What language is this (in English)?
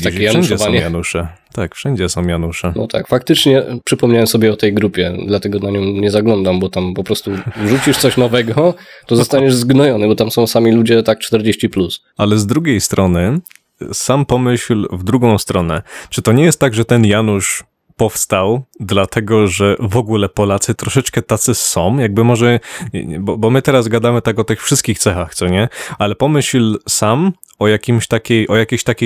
Polish